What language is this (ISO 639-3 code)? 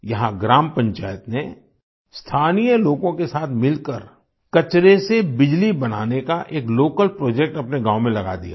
hin